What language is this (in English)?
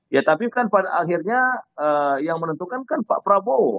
Indonesian